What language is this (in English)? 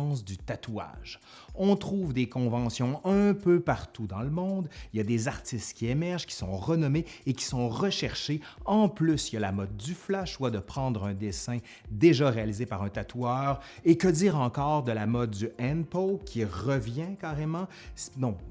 French